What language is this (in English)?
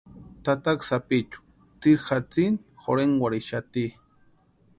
Western Highland Purepecha